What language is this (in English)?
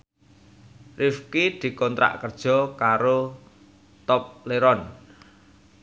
Javanese